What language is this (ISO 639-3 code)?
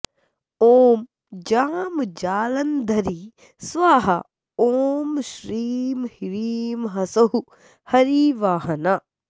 san